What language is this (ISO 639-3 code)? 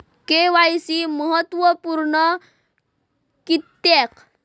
mar